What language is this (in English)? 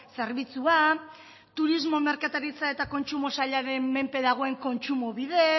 Basque